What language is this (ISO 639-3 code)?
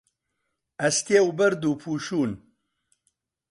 ckb